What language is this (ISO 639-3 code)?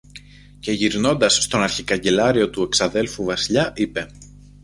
ell